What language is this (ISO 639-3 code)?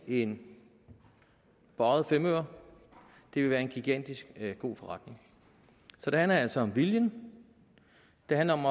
dan